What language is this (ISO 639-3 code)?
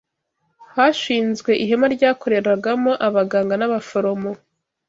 kin